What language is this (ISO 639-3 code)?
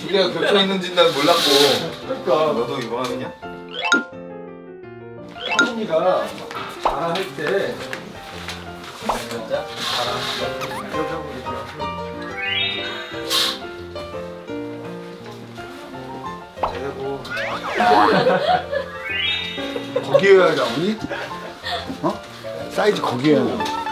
kor